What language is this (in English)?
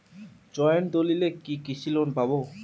Bangla